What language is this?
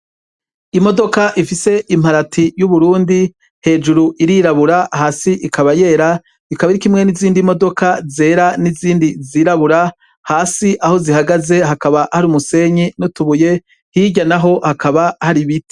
Rundi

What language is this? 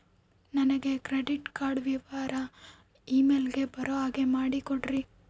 Kannada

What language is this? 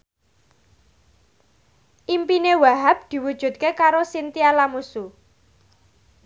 Javanese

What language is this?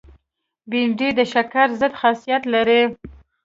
Pashto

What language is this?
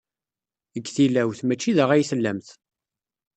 Kabyle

